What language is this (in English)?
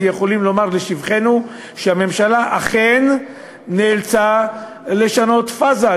Hebrew